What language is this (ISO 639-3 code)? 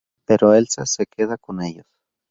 spa